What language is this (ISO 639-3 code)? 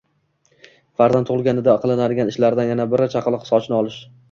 uzb